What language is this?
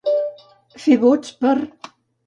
Catalan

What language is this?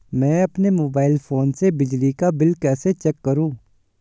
Hindi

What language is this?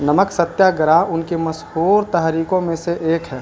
Urdu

